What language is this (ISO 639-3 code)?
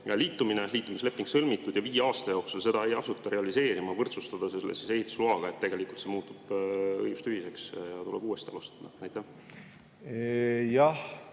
est